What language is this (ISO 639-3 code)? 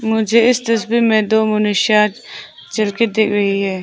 hin